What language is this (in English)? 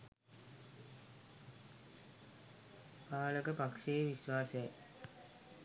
Sinhala